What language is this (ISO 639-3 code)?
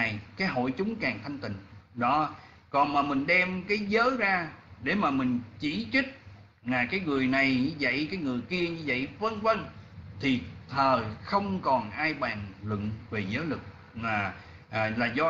vie